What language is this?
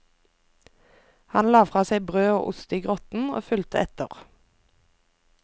Norwegian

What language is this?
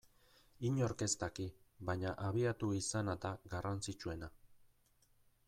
Basque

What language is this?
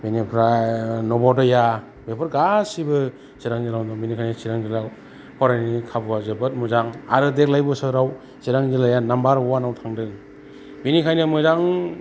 Bodo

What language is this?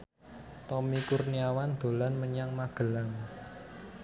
Javanese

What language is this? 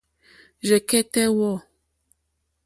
Mokpwe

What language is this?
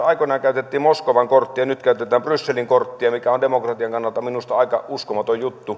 Finnish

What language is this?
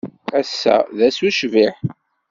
Kabyle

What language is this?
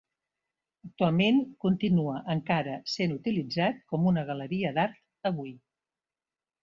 Catalan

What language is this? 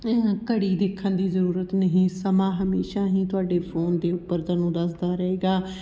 Punjabi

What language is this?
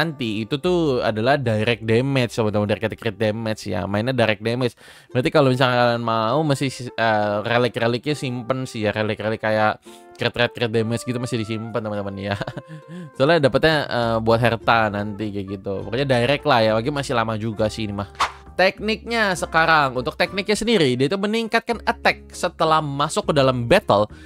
Indonesian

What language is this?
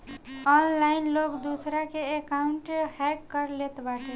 Bhojpuri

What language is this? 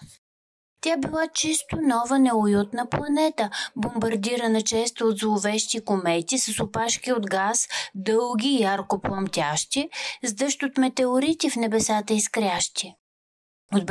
Bulgarian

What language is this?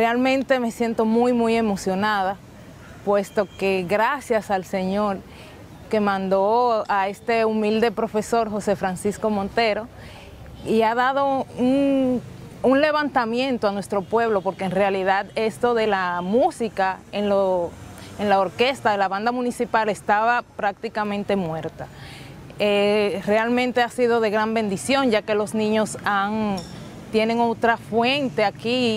Spanish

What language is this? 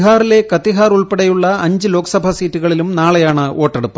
Malayalam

